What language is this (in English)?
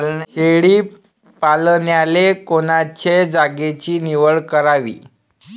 Marathi